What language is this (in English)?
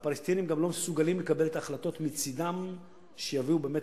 Hebrew